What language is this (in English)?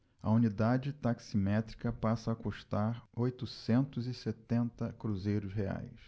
Portuguese